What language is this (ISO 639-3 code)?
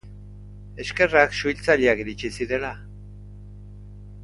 eus